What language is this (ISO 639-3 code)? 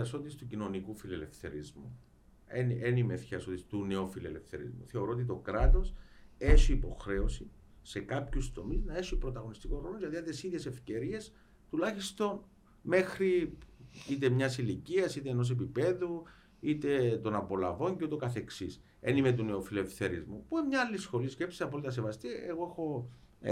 ell